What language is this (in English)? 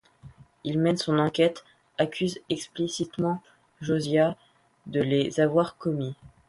French